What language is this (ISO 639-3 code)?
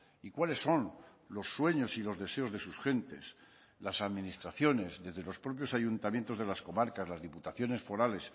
spa